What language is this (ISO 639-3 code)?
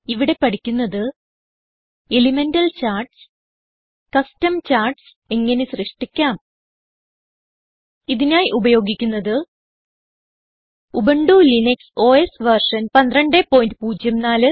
mal